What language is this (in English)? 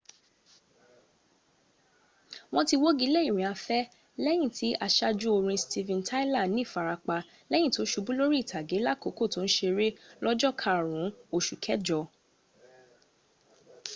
Yoruba